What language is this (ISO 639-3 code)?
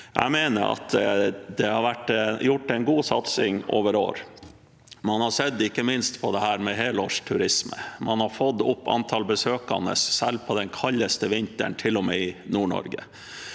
nor